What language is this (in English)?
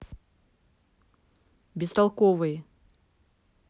Russian